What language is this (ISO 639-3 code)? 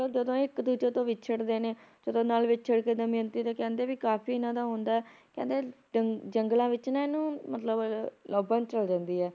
pan